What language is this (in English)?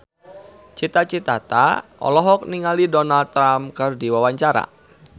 Sundanese